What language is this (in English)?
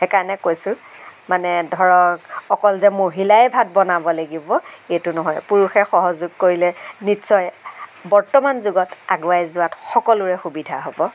Assamese